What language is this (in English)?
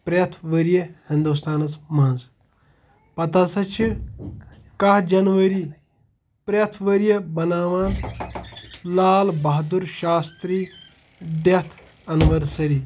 Kashmiri